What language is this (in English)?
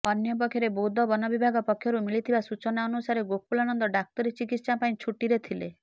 Odia